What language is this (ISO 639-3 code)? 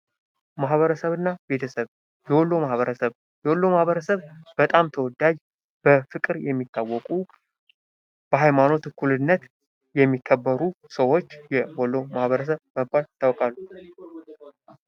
amh